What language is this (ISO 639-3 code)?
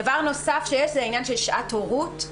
heb